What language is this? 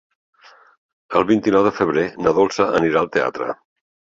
Catalan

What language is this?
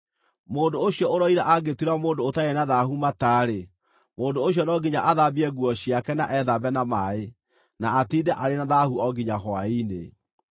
Kikuyu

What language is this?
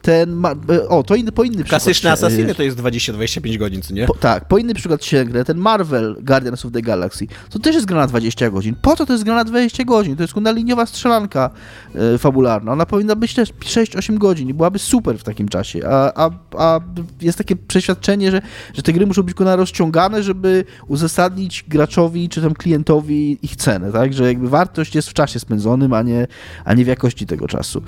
Polish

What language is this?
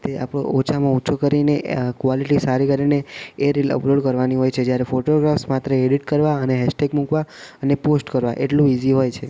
Gujarati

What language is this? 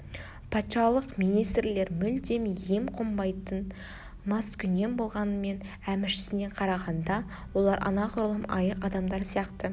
Kazakh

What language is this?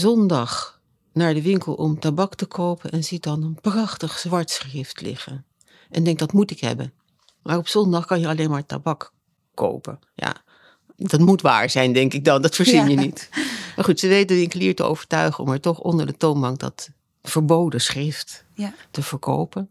Dutch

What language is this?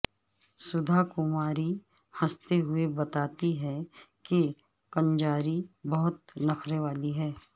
Urdu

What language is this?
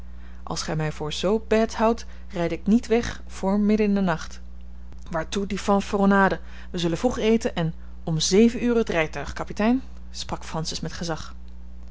Dutch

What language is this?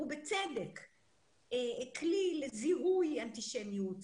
Hebrew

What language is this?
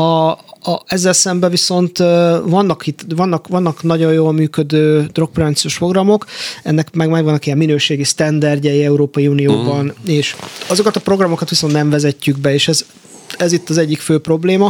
Hungarian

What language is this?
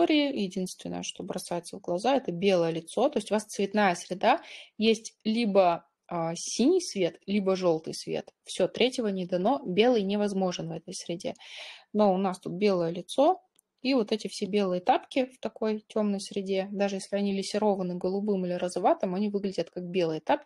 Russian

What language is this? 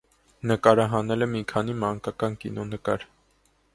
Armenian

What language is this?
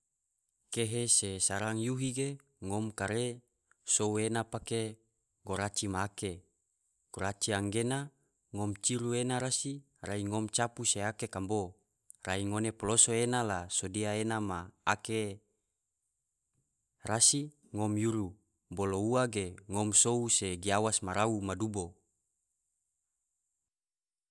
Tidore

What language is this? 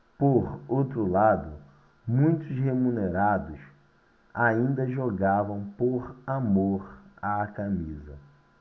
Portuguese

